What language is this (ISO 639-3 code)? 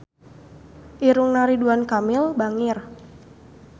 sun